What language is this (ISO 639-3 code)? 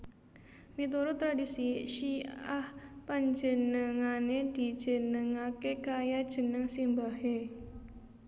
jav